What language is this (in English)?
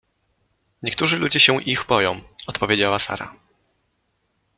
Polish